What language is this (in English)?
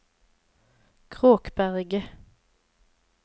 Norwegian